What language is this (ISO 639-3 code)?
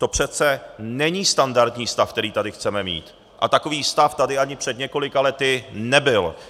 ces